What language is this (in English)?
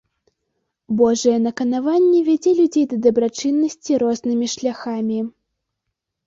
Belarusian